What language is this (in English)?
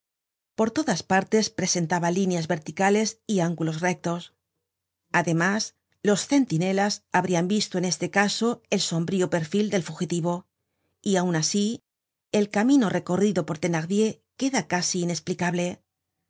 Spanish